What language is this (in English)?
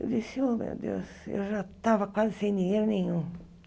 Portuguese